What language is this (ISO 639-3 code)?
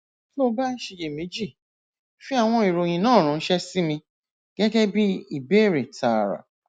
yor